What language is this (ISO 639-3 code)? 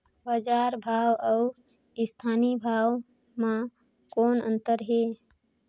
hne